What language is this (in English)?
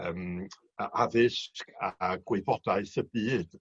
Welsh